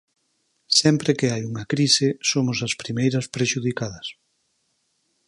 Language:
Galician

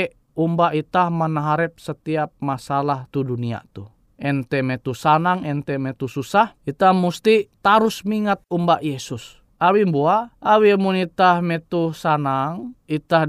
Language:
Indonesian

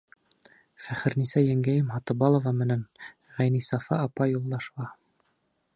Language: Bashkir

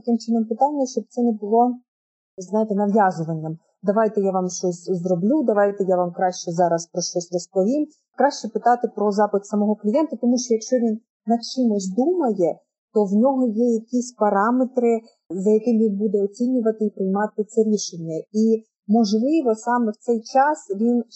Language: Ukrainian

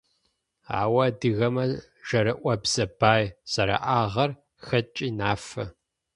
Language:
Adyghe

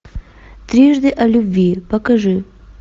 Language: Russian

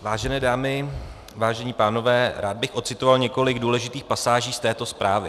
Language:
Czech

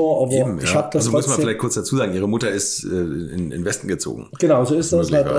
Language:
German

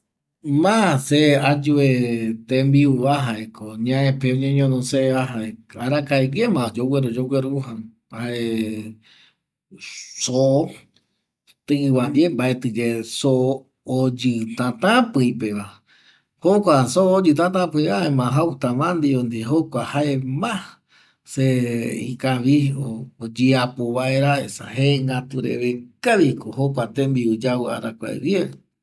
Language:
Eastern Bolivian Guaraní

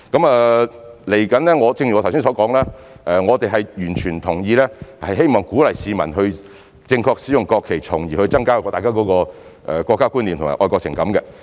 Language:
Cantonese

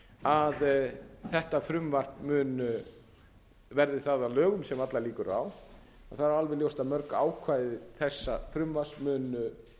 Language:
Icelandic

